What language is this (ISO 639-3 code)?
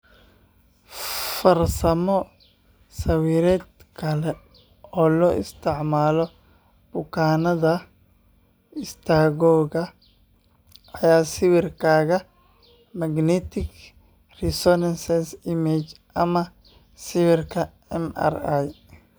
som